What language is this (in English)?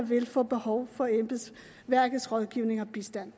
Danish